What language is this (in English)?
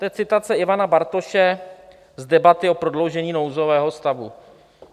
Czech